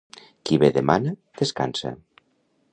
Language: Catalan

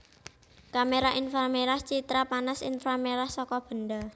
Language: Javanese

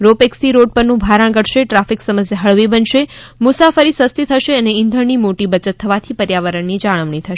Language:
Gujarati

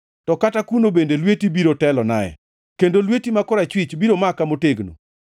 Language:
Luo (Kenya and Tanzania)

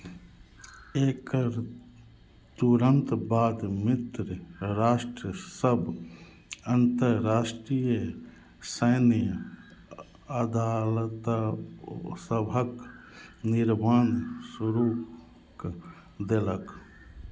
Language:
Maithili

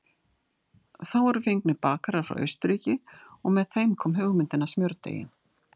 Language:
Icelandic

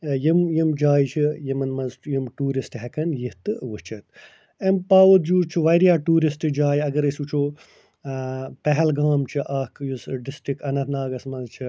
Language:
Kashmiri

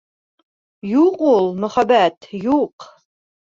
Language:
Bashkir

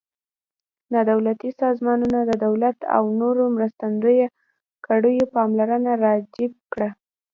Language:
Pashto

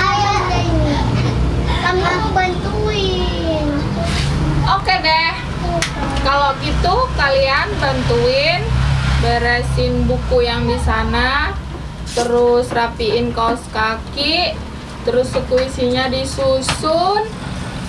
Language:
Indonesian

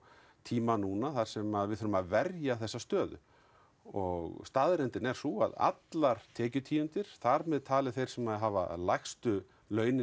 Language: Icelandic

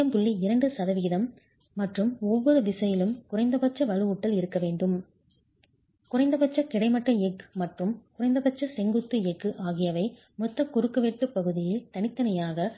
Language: Tamil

